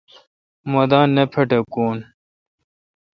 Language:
Kalkoti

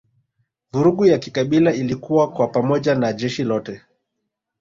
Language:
Swahili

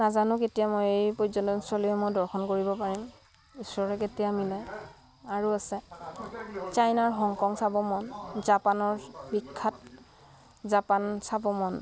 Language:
Assamese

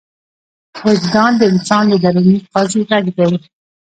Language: Pashto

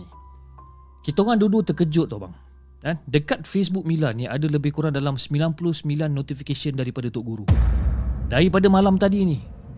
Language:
Malay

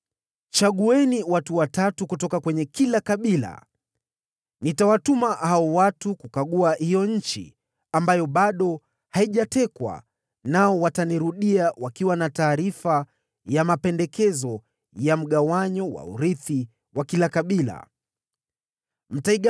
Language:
Swahili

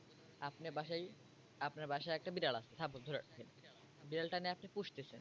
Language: Bangla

